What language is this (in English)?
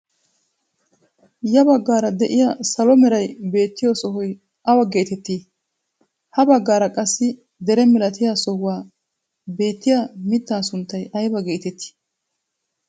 Wolaytta